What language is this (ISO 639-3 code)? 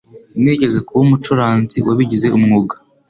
kin